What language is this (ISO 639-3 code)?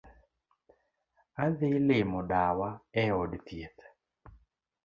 luo